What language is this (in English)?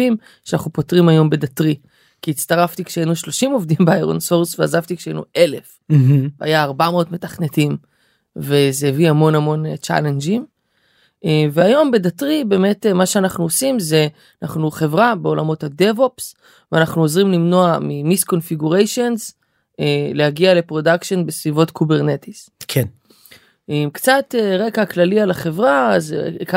Hebrew